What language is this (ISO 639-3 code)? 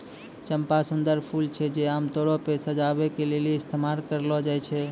mai